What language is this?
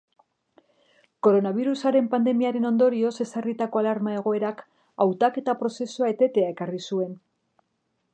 Basque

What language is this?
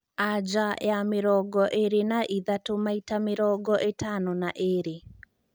Kikuyu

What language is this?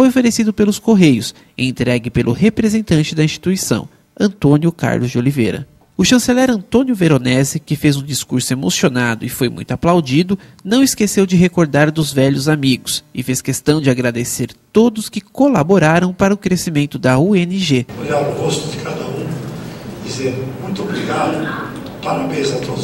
Portuguese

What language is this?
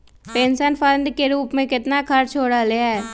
Magahi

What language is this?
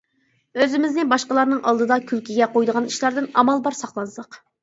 Uyghur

